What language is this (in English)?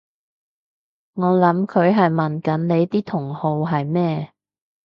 Cantonese